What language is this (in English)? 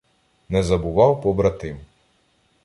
Ukrainian